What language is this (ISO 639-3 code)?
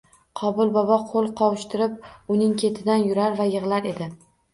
uzb